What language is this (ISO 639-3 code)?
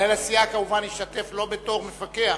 heb